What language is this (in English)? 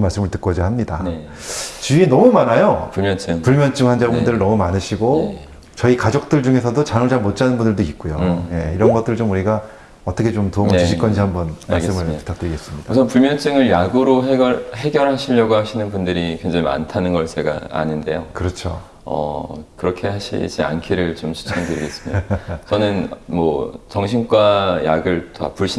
Korean